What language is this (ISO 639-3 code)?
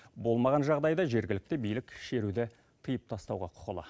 kaz